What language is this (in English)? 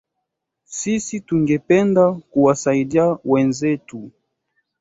Swahili